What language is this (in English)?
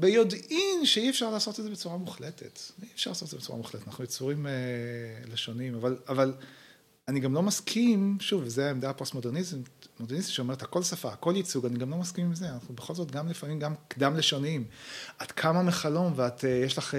Hebrew